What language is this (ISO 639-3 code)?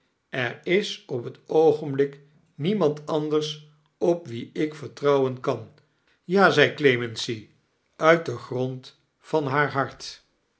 nld